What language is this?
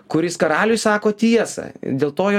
Lithuanian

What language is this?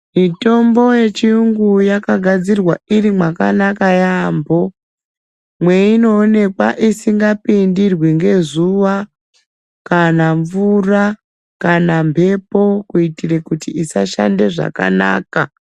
Ndau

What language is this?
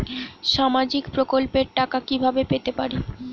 Bangla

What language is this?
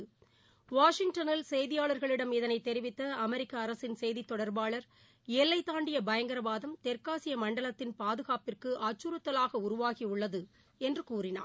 Tamil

